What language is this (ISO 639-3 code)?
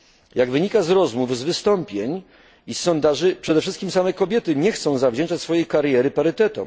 pol